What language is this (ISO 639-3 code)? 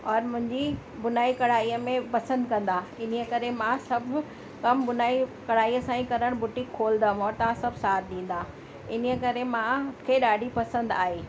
snd